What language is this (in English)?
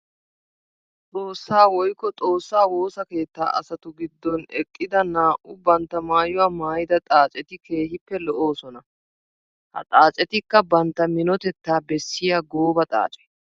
Wolaytta